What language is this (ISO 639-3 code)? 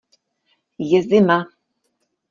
ces